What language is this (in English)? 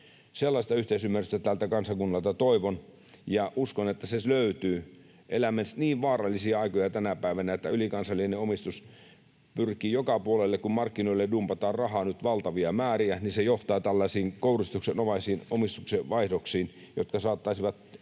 Finnish